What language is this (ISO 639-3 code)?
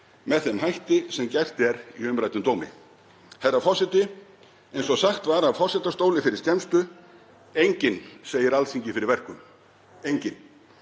isl